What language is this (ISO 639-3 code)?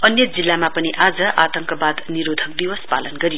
nep